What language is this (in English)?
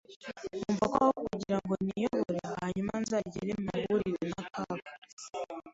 Kinyarwanda